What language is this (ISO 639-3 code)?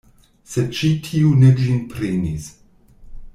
epo